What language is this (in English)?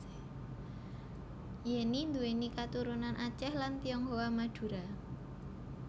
Javanese